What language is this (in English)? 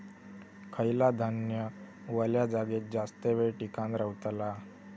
Marathi